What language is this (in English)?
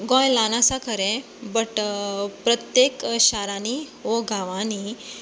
Konkani